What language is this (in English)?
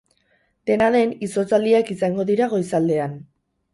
Basque